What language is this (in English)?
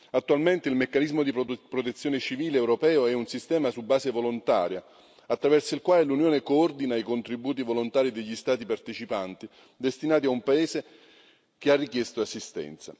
Italian